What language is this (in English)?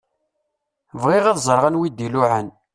Kabyle